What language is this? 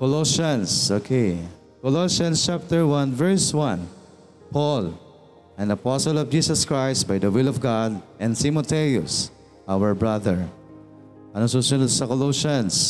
Filipino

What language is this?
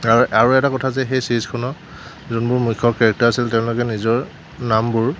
Assamese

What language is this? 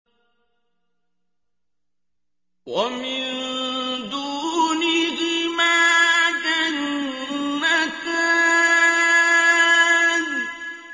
Arabic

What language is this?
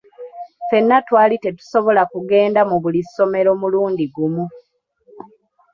Ganda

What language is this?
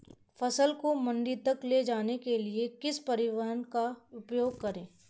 Hindi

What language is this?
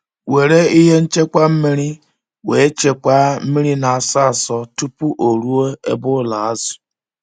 Igbo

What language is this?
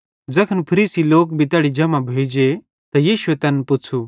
Bhadrawahi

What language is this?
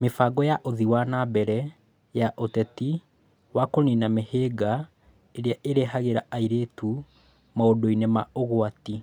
Kikuyu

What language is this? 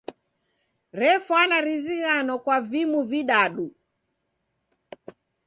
Taita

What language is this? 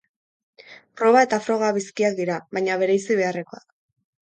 Basque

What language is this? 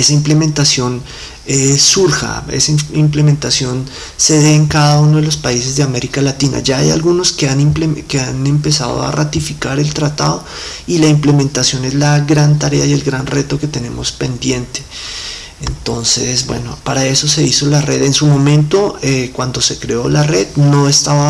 Spanish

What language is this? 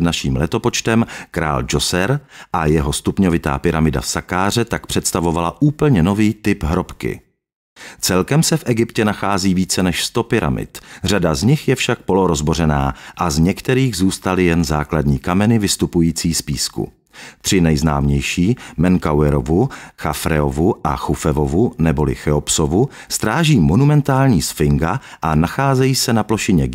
Czech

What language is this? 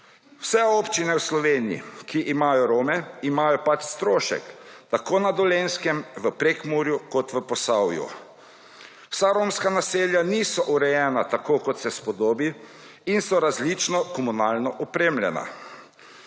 Slovenian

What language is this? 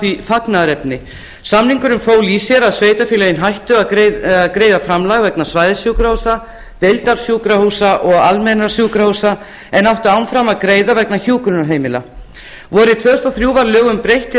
Icelandic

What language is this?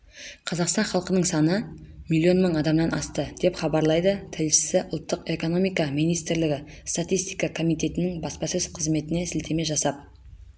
Kazakh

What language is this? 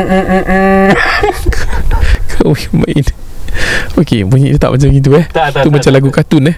Malay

